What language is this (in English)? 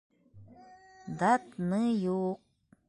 Bashkir